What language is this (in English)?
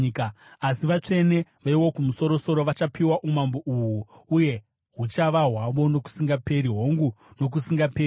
Shona